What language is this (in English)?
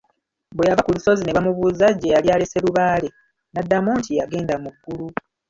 Ganda